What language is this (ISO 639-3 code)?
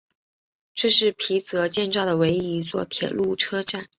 zho